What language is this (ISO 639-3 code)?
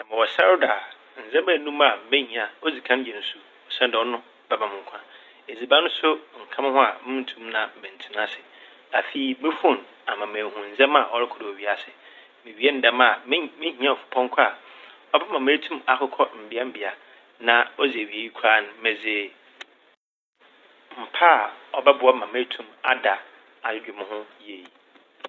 aka